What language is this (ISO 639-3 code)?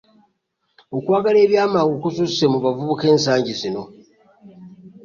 lug